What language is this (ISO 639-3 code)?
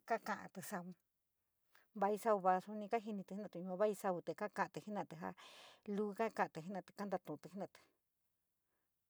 mig